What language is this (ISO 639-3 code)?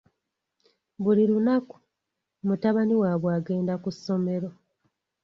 lug